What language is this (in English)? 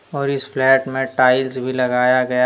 Hindi